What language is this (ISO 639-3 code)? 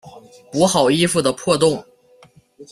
zho